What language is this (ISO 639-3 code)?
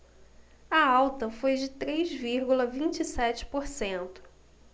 por